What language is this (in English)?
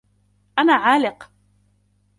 Arabic